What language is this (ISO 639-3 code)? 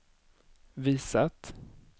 swe